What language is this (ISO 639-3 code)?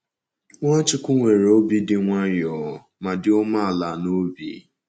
ibo